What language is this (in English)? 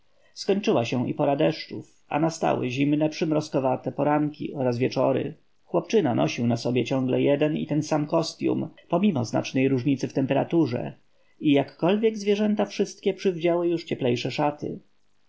Polish